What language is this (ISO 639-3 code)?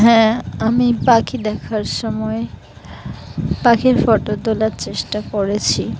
ben